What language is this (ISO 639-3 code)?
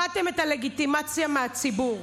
heb